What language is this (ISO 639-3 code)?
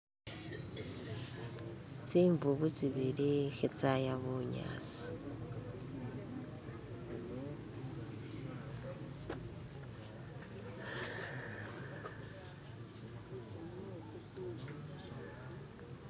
myx